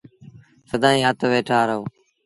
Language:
Sindhi Bhil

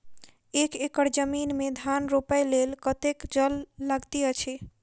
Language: Maithili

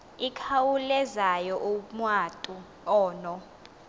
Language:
Xhosa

